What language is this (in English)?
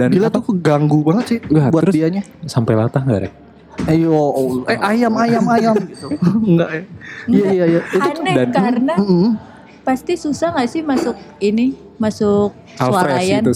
Indonesian